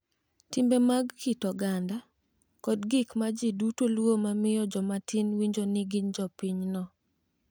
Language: Luo (Kenya and Tanzania)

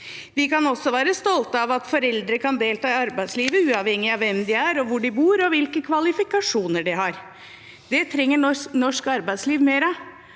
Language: Norwegian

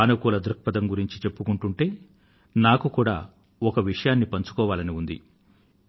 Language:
Telugu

